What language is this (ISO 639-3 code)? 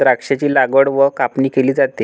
mar